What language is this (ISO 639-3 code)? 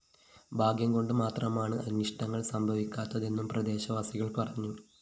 mal